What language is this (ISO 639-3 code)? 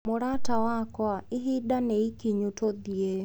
kik